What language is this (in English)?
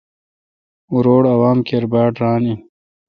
Kalkoti